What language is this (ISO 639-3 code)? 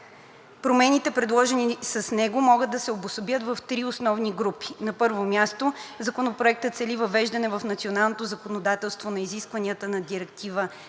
bul